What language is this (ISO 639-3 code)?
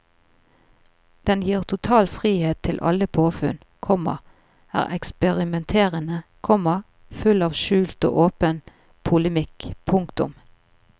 nor